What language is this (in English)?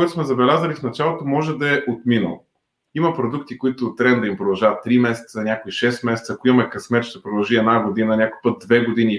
Bulgarian